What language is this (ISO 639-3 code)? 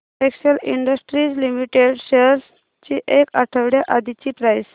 mar